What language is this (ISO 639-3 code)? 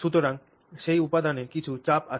ben